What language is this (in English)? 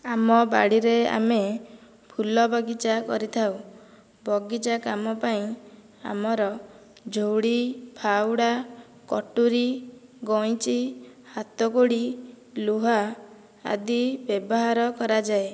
Odia